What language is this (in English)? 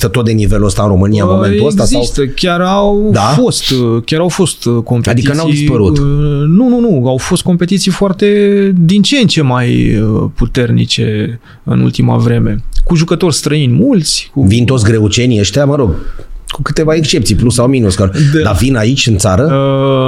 Romanian